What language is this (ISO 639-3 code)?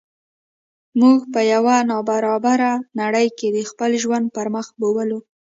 pus